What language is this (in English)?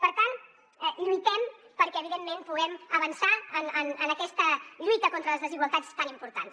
Catalan